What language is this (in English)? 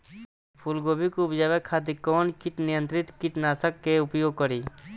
Bhojpuri